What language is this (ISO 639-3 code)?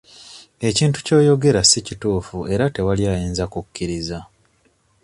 lug